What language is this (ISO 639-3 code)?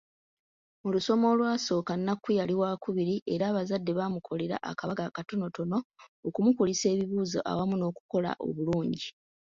lug